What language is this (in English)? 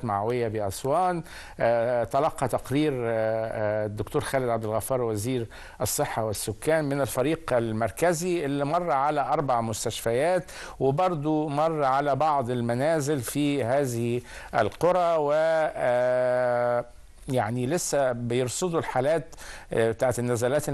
Arabic